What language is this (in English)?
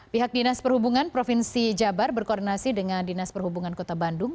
Indonesian